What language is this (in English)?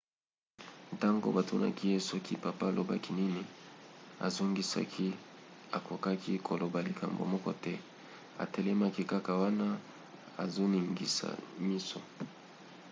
Lingala